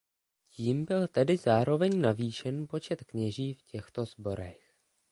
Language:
Czech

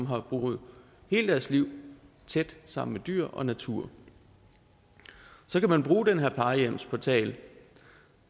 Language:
Danish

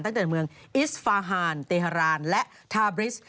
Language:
Thai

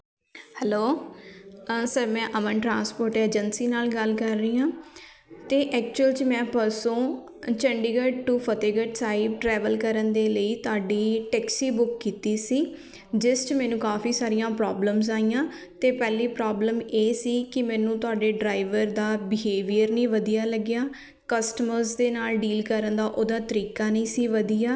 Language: Punjabi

